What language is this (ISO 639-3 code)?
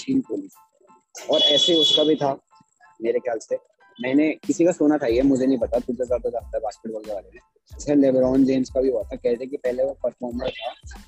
hin